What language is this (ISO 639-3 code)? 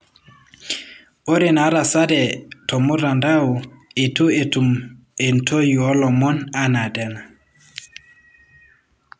mas